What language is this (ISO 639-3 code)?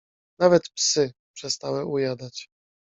pol